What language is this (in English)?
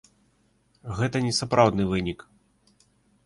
Belarusian